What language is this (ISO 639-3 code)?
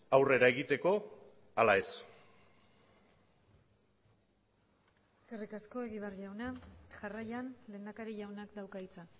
eus